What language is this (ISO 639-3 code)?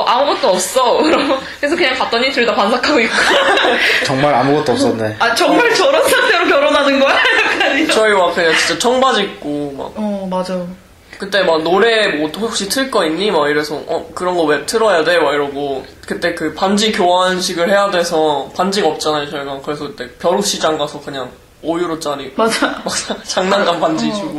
kor